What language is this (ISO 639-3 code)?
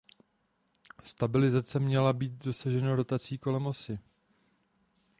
ces